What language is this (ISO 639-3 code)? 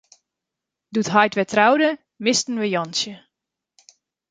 fry